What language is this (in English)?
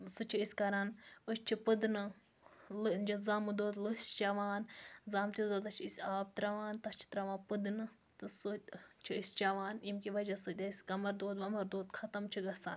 Kashmiri